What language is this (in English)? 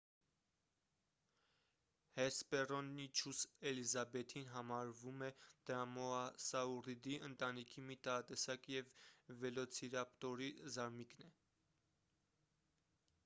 Armenian